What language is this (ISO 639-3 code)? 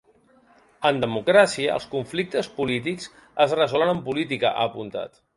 cat